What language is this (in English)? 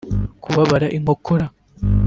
Kinyarwanda